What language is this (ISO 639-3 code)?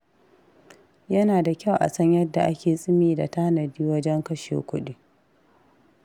hau